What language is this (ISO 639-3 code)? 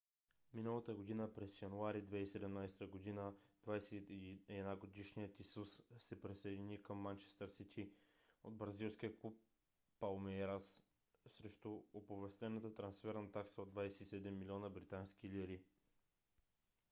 bul